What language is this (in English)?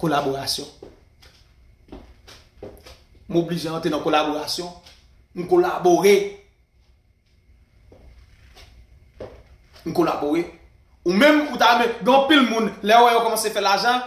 French